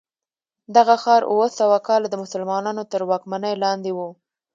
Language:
Pashto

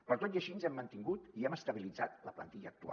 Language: Catalan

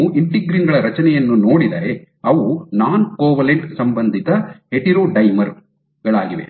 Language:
Kannada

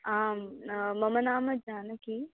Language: Sanskrit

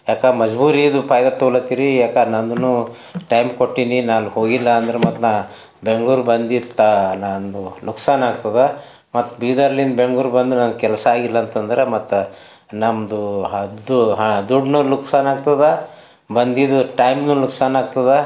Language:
Kannada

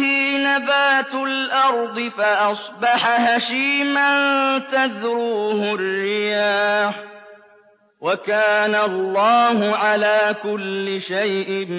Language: Arabic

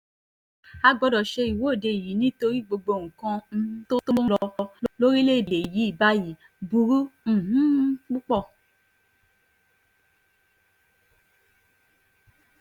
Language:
Yoruba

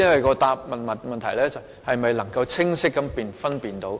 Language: Cantonese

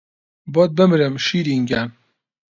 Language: Central Kurdish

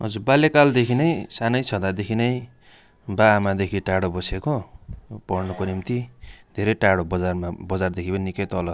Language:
Nepali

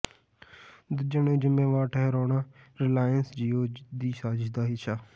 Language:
Punjabi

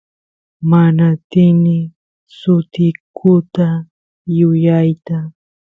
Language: Santiago del Estero Quichua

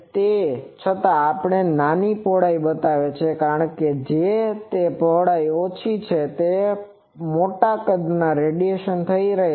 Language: Gujarati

